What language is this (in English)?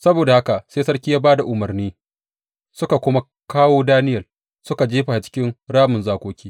Hausa